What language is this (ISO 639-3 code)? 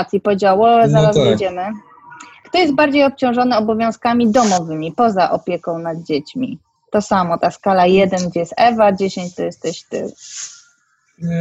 pol